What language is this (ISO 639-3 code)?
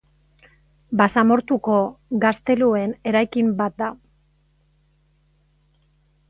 eus